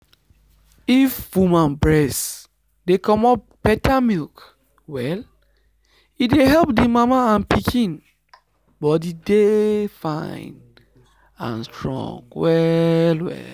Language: Nigerian Pidgin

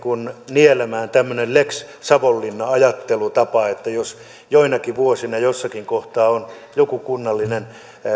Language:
Finnish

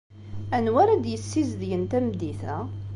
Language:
Kabyle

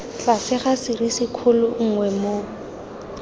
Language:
Tswana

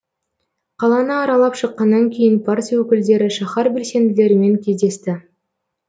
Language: Kazakh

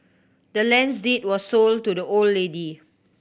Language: English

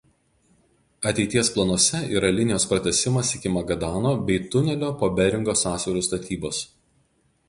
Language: Lithuanian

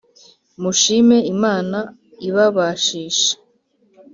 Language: Kinyarwanda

